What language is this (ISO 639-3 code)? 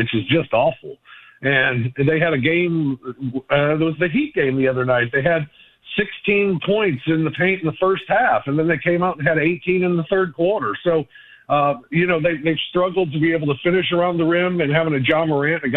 eng